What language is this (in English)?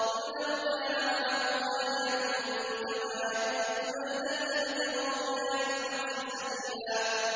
Arabic